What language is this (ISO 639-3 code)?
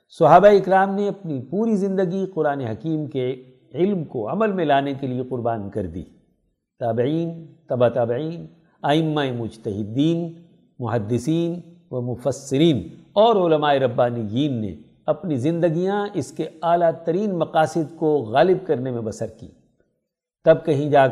urd